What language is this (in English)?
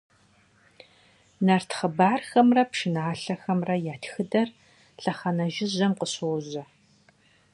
Kabardian